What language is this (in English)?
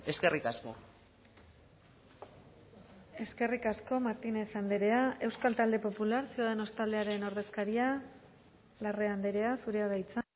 Basque